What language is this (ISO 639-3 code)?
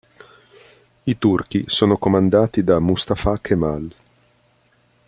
ita